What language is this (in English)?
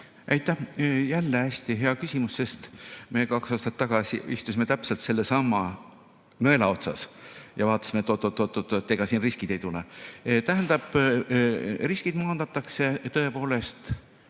Estonian